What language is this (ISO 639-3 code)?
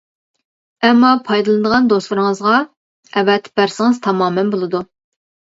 uig